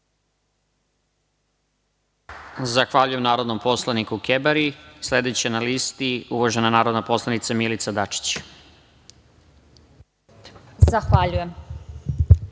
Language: Serbian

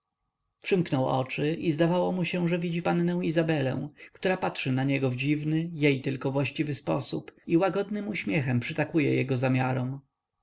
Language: Polish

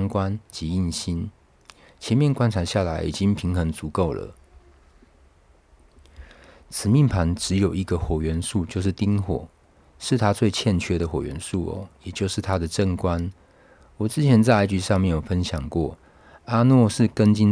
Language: Chinese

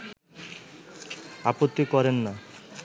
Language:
Bangla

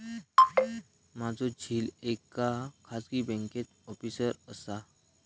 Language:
Marathi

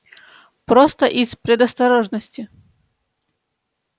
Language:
Russian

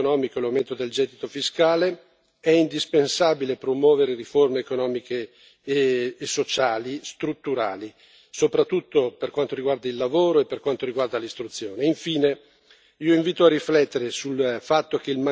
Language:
Italian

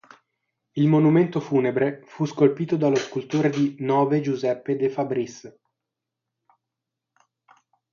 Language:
Italian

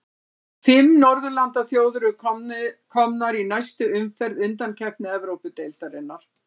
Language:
Icelandic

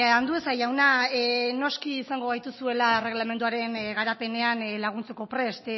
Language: Basque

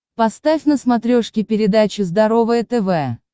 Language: Russian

